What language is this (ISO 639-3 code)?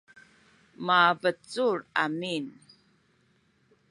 szy